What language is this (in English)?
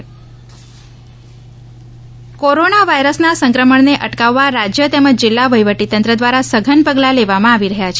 Gujarati